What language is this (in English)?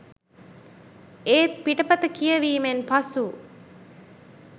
Sinhala